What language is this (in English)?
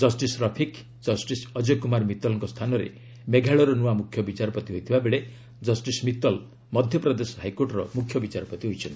Odia